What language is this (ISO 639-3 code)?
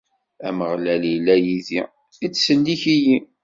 kab